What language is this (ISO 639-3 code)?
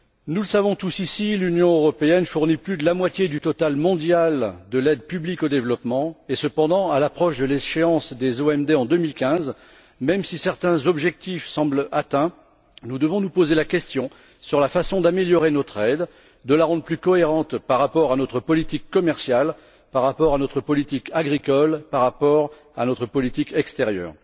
fra